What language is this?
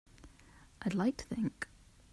English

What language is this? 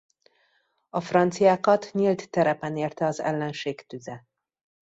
Hungarian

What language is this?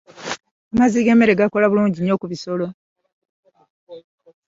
Ganda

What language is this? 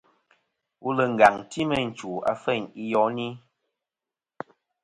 Kom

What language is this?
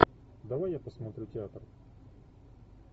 Russian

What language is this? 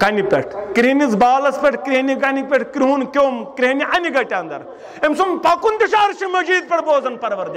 Turkish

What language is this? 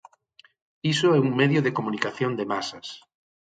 Galician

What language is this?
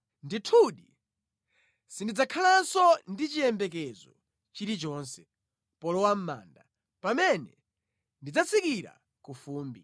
Nyanja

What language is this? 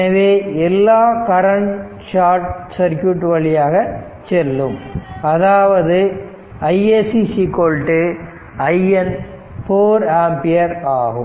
Tamil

